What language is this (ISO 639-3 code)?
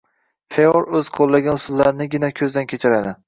uzb